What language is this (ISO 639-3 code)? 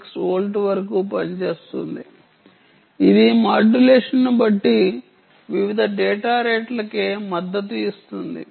tel